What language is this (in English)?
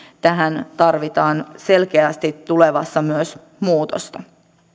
Finnish